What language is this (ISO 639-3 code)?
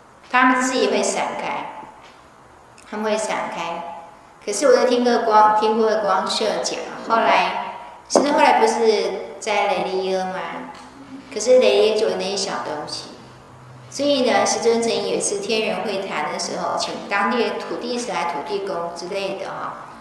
zho